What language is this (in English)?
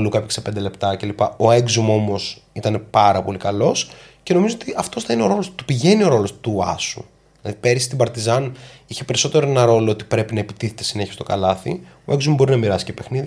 Greek